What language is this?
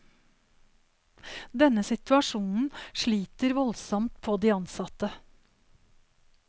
Norwegian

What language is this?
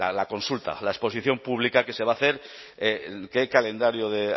Spanish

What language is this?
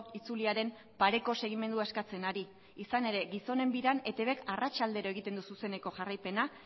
Basque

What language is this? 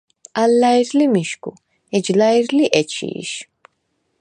Svan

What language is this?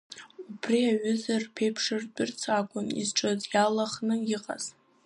Abkhazian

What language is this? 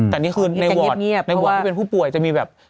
Thai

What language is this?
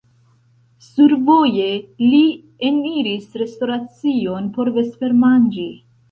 Esperanto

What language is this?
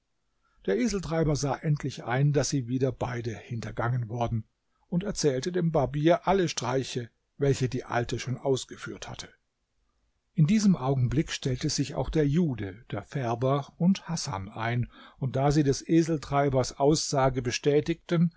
German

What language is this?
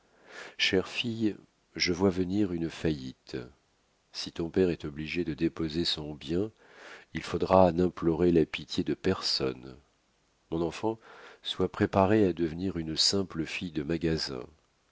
French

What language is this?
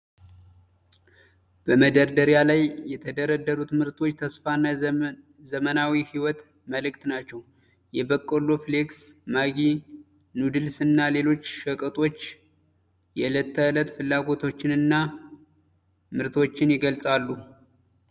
Amharic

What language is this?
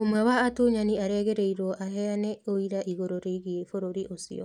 Kikuyu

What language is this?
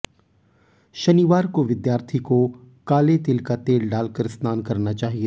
Hindi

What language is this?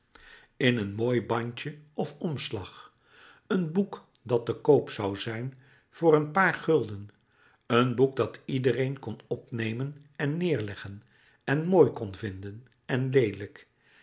Dutch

